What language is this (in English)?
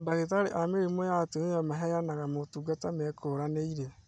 Kikuyu